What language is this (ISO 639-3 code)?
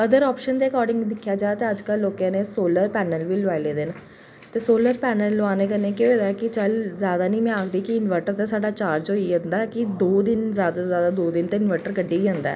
doi